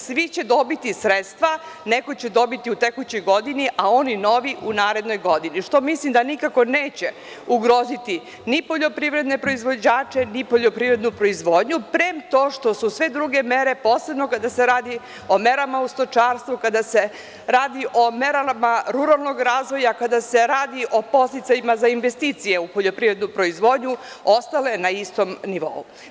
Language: Serbian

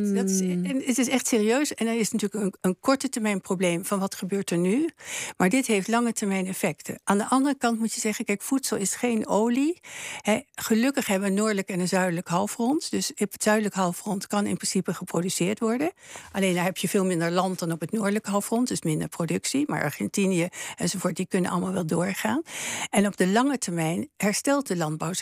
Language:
Dutch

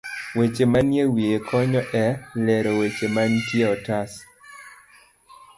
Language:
Luo (Kenya and Tanzania)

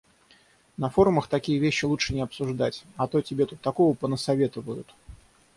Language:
Russian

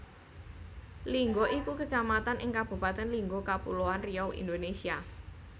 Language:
Javanese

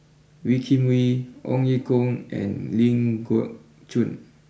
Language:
English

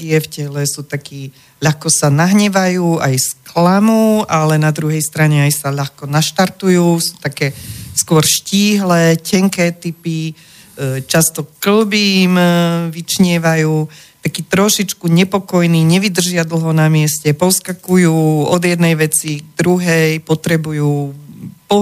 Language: Slovak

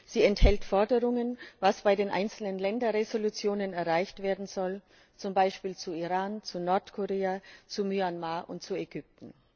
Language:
German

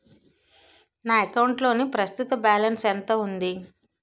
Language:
Telugu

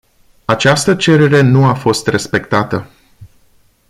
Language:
Romanian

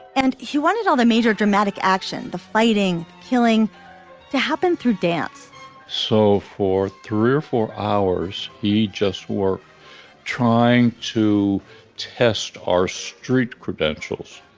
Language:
English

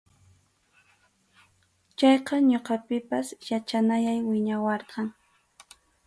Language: Arequipa-La Unión Quechua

